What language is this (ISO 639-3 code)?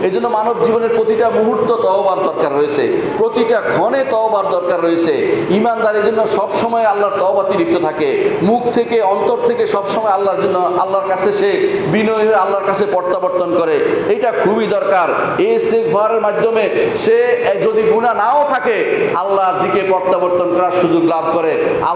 ind